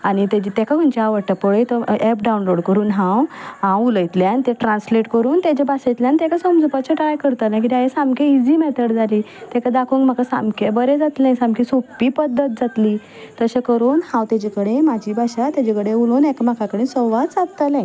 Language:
Konkani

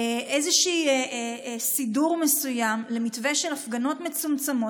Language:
Hebrew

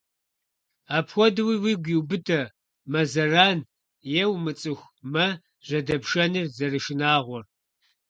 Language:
Kabardian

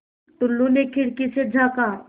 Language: Hindi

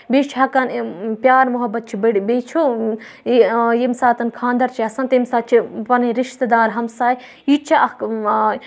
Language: Kashmiri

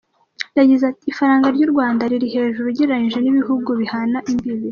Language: Kinyarwanda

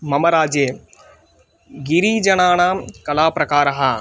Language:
Sanskrit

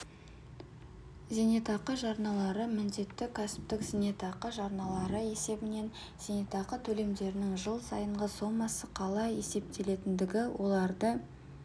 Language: Kazakh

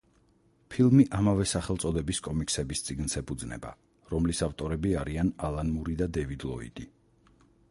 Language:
Georgian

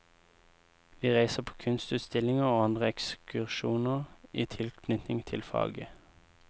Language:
Norwegian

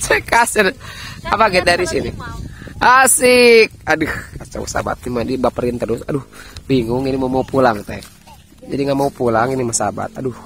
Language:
Indonesian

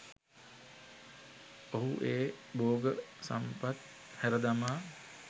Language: Sinhala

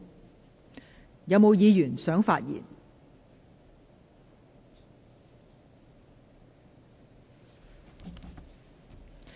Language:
Cantonese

